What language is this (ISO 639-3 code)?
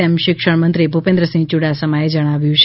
guj